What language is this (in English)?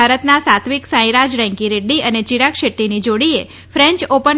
Gujarati